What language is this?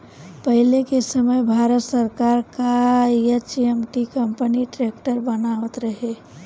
Bhojpuri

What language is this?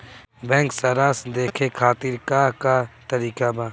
Bhojpuri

